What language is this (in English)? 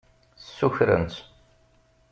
Kabyle